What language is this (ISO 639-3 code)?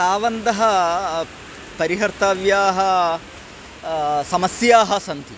san